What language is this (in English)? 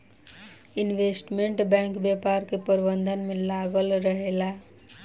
Bhojpuri